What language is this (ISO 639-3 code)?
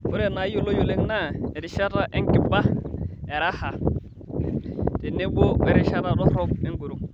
mas